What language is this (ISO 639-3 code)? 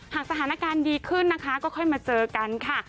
tha